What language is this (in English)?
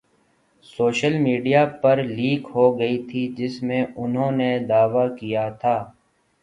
Urdu